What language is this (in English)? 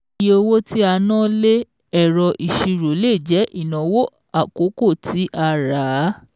Yoruba